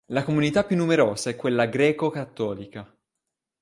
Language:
Italian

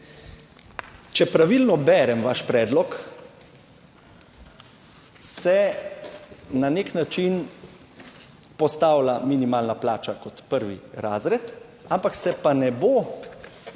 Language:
Slovenian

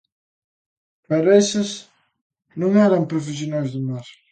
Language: Galician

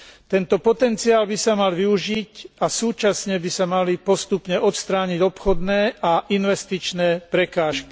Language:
Slovak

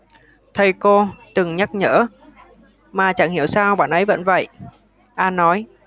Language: Vietnamese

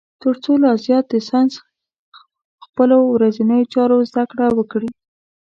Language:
Pashto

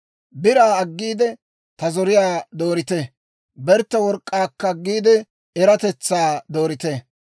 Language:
Dawro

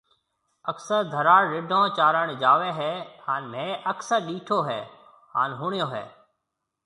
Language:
Marwari (Pakistan)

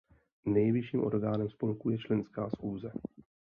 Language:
Czech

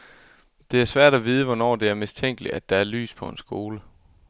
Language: Danish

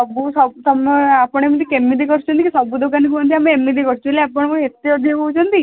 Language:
Odia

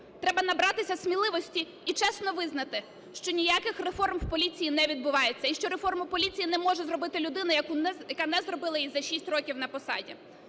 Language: Ukrainian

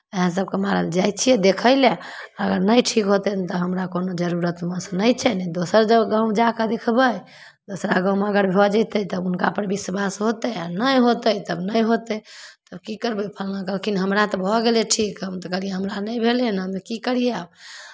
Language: Maithili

